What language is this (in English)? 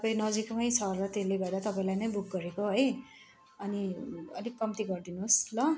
Nepali